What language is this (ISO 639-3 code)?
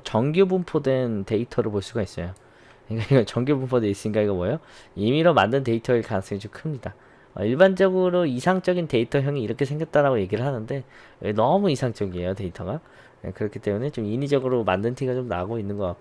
kor